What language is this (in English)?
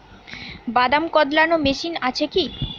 Bangla